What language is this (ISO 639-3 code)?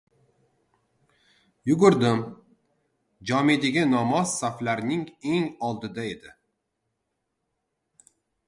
uzb